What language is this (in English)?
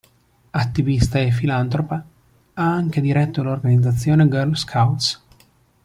Italian